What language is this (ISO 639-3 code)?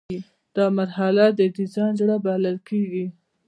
pus